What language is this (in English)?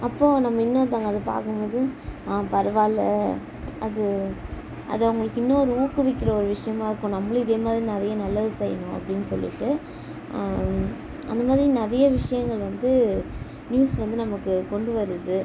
Tamil